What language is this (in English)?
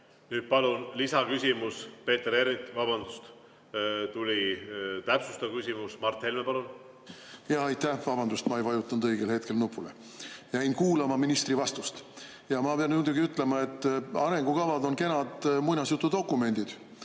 Estonian